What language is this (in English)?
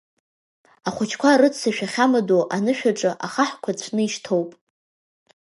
Abkhazian